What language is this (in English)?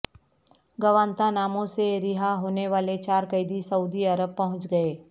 Urdu